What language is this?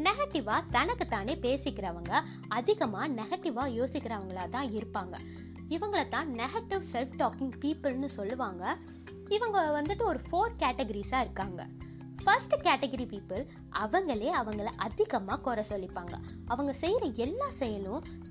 Tamil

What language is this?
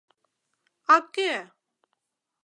Mari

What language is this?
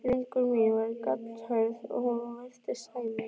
Icelandic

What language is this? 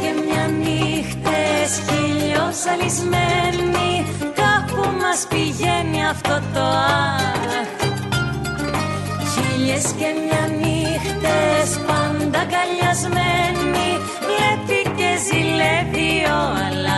Greek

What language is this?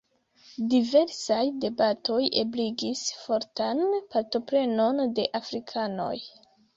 Esperanto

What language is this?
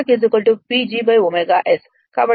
Telugu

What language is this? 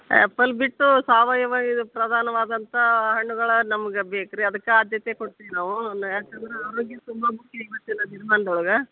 Kannada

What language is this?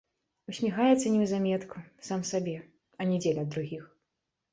Belarusian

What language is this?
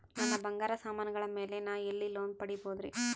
Kannada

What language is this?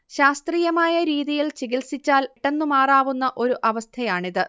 Malayalam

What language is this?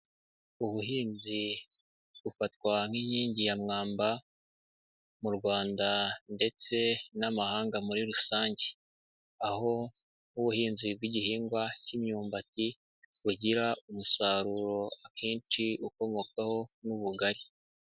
Kinyarwanda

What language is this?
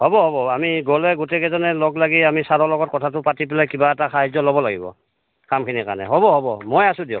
Assamese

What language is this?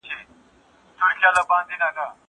Pashto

